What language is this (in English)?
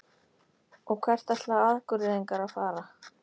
Icelandic